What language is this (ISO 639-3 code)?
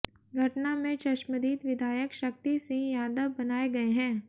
hin